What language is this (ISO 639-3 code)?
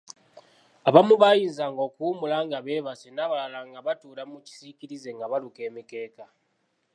lug